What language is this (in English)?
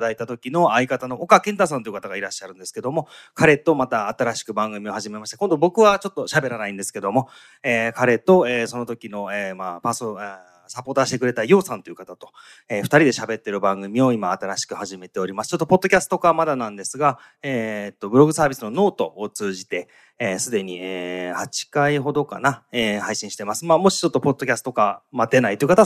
Japanese